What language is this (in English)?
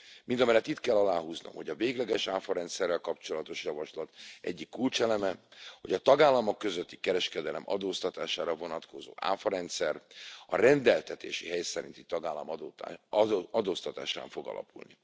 Hungarian